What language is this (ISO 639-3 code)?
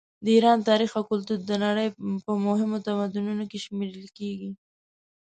pus